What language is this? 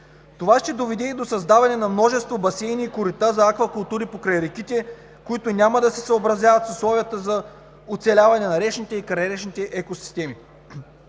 Bulgarian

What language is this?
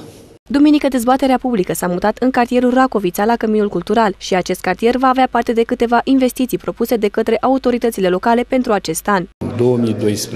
Romanian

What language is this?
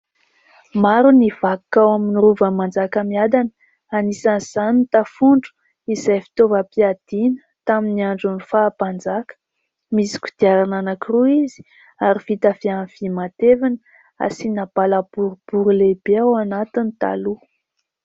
Malagasy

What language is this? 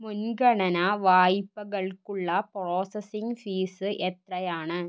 Malayalam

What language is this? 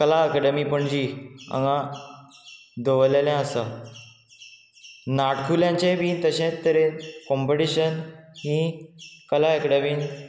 Konkani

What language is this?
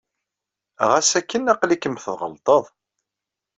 Kabyle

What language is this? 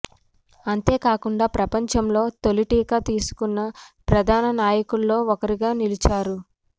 Telugu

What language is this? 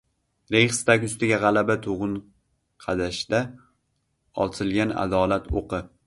Uzbek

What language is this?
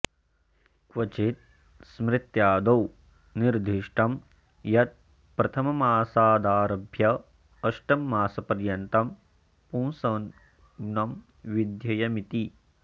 Sanskrit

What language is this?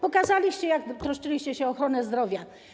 Polish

